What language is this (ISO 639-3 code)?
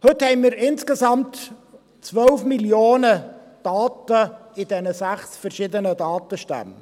gsw